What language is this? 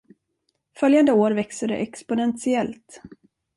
Swedish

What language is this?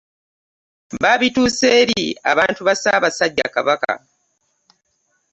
Ganda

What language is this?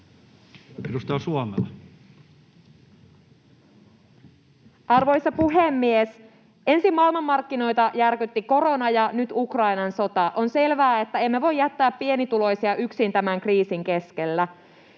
Finnish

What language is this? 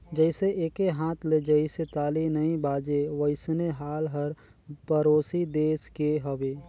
Chhattisgarhi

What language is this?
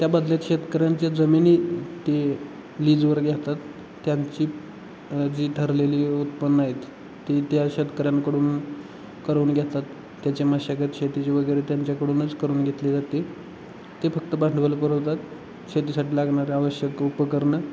Marathi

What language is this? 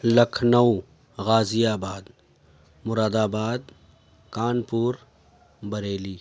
Urdu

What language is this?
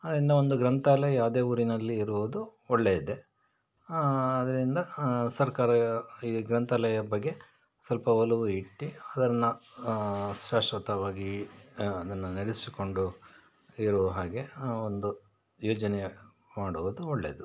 Kannada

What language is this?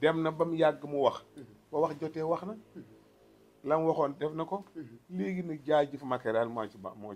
Arabic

